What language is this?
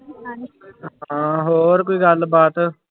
Punjabi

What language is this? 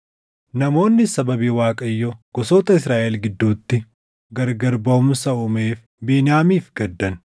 Oromo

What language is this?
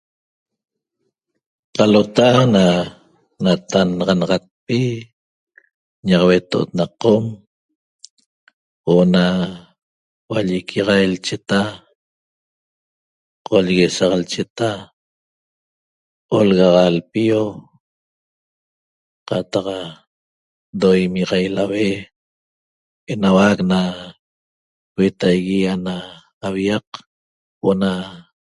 Toba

